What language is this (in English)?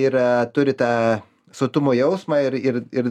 Lithuanian